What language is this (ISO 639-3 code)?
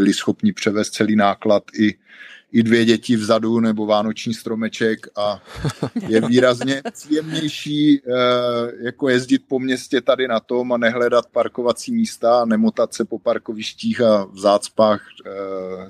ces